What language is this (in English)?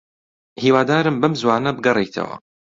Central Kurdish